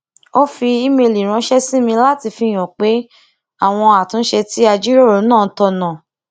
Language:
Yoruba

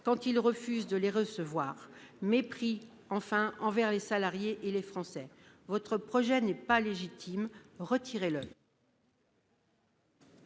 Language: French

